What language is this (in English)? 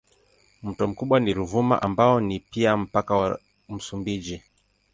Swahili